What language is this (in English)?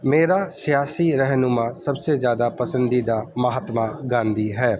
Urdu